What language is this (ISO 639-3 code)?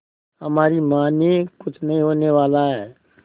hin